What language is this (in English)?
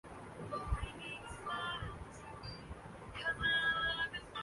Urdu